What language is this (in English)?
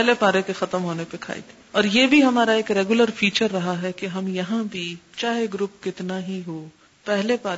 Urdu